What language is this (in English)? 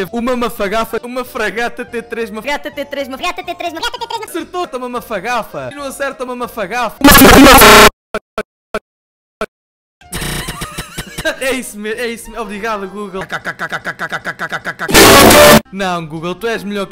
Portuguese